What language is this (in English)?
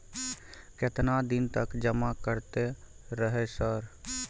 Maithili